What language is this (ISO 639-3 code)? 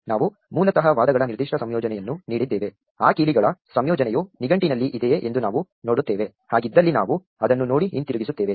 kan